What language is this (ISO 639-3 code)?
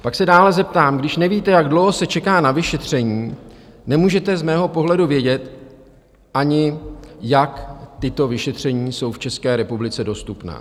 ces